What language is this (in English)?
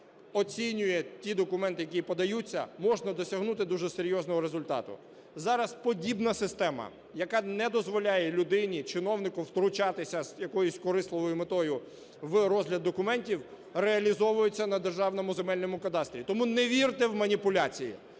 Ukrainian